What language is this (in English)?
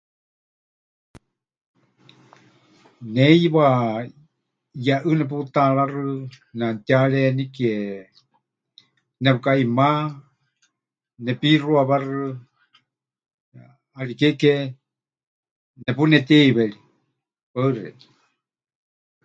Huichol